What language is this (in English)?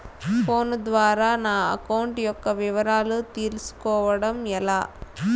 Telugu